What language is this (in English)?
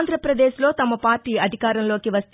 Telugu